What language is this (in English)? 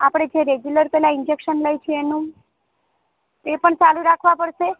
Gujarati